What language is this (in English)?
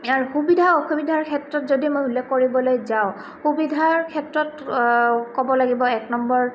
Assamese